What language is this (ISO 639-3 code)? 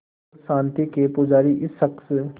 hin